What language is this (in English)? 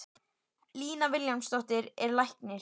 Icelandic